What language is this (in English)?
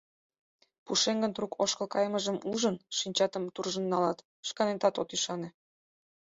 Mari